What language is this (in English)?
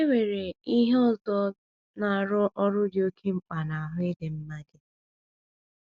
Igbo